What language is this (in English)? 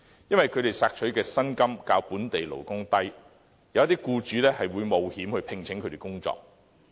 Cantonese